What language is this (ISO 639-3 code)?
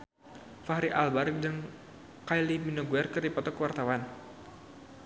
sun